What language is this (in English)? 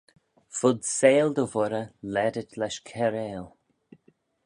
Manx